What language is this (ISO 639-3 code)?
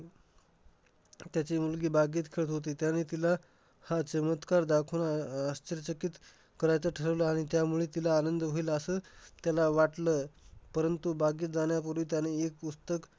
mar